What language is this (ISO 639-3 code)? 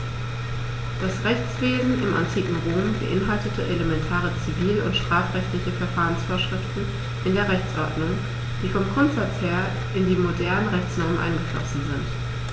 deu